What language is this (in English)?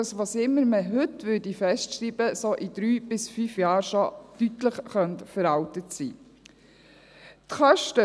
Swiss German